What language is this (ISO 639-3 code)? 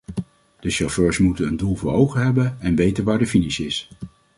nld